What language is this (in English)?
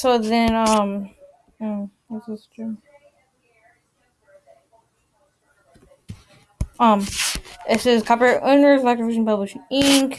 English